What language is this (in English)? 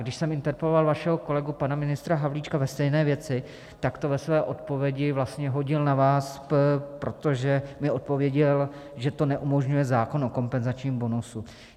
Czech